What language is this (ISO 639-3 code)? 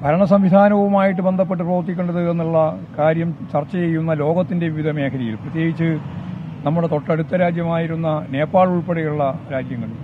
mal